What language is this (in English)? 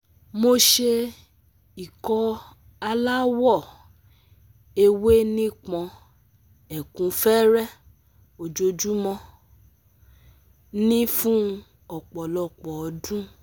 Yoruba